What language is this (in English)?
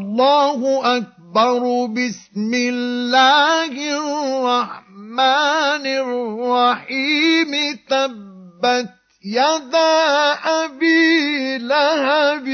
Arabic